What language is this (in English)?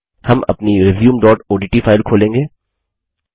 Hindi